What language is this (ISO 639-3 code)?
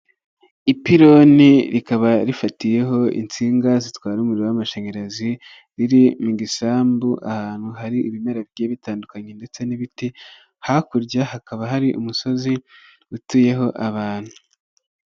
kin